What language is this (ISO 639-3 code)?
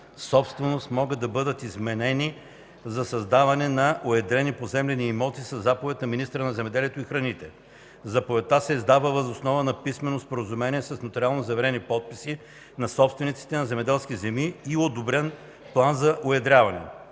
bul